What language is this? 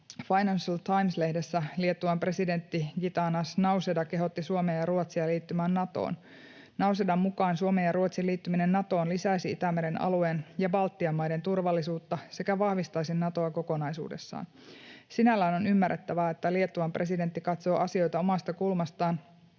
Finnish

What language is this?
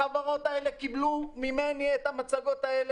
Hebrew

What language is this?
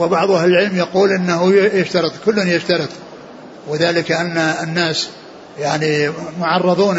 Arabic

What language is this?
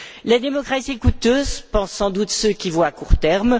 French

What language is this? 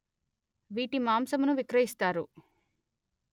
Telugu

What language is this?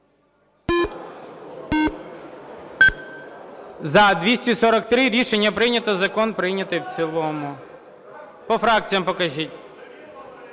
Ukrainian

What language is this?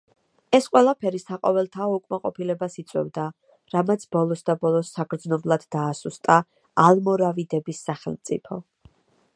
Georgian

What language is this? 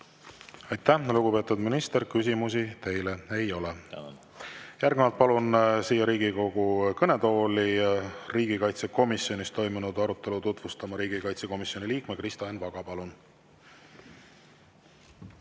Estonian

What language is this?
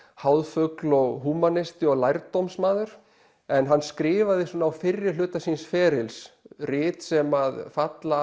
Icelandic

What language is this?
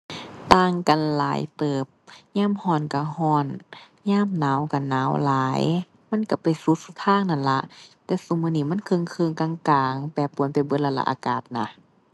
Thai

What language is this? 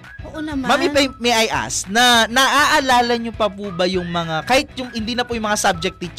Filipino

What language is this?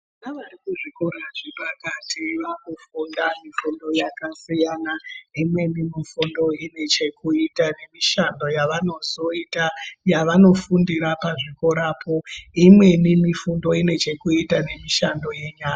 Ndau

